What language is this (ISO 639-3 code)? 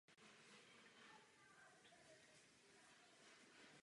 ces